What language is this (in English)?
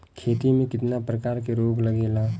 Bhojpuri